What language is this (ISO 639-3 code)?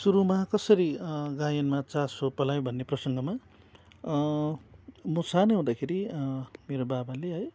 nep